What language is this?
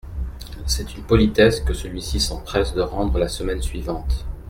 French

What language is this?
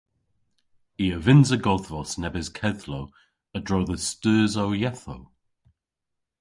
Cornish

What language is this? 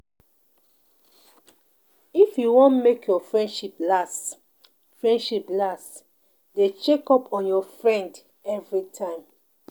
Nigerian Pidgin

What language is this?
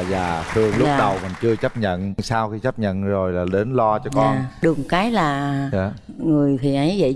Vietnamese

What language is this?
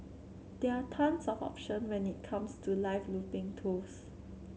English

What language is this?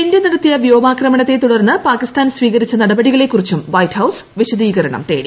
Malayalam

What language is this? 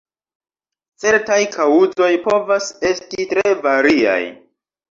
Esperanto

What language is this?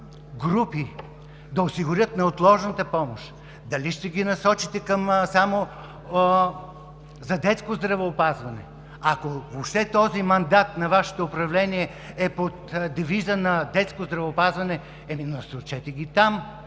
Bulgarian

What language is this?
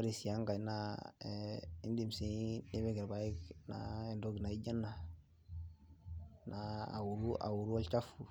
Masai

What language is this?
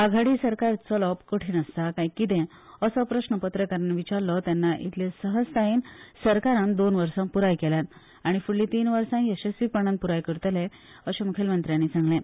Konkani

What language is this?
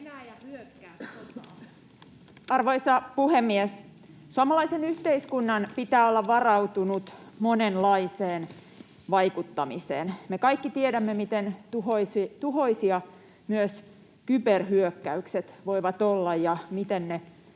Finnish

